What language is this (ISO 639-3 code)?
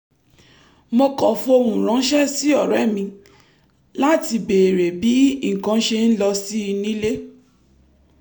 yor